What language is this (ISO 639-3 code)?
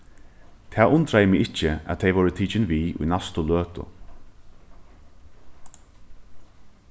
fao